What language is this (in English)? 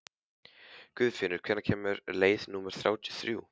Icelandic